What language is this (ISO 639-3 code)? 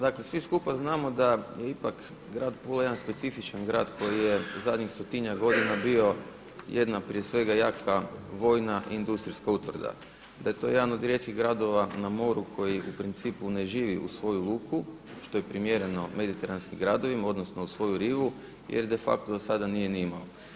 hrv